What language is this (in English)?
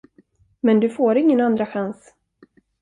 Swedish